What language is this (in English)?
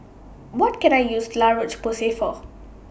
English